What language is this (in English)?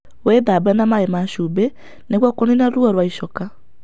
Kikuyu